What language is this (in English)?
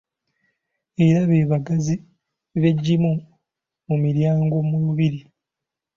Ganda